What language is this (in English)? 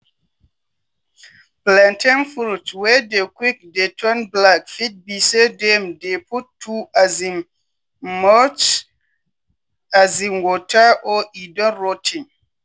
Nigerian Pidgin